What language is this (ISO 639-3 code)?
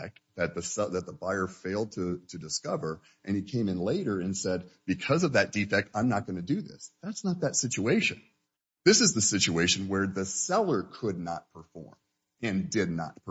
eng